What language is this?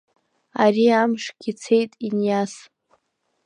Abkhazian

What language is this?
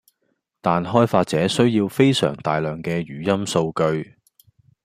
Cantonese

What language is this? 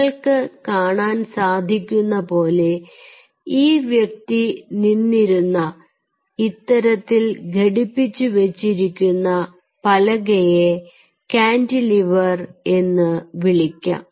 Malayalam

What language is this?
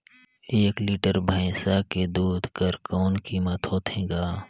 Chhattisgarhi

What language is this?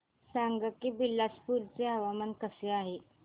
Marathi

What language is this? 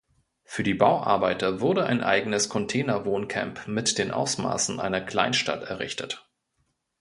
German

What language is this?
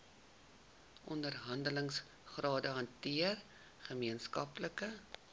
Afrikaans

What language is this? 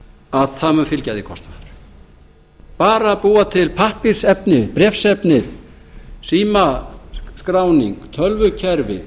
Icelandic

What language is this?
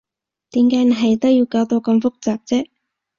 Cantonese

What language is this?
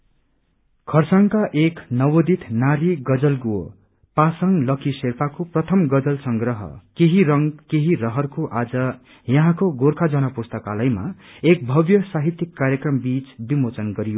Nepali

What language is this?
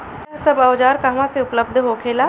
Bhojpuri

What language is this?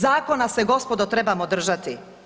Croatian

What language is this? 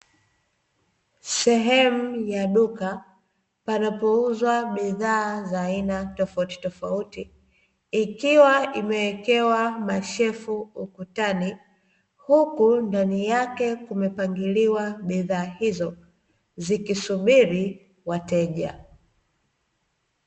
Swahili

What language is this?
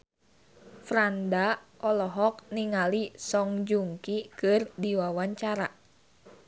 Sundanese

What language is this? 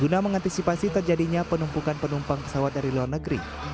Indonesian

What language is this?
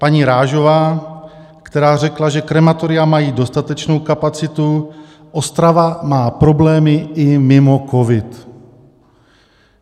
Czech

